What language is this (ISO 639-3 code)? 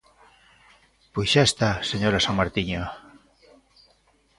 glg